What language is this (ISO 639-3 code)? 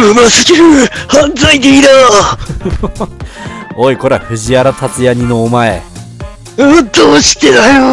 jpn